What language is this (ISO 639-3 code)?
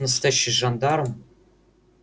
rus